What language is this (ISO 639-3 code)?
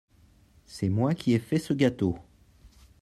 fra